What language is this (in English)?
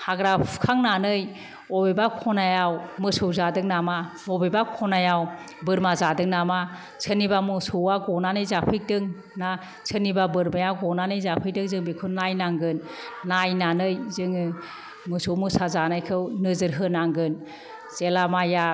Bodo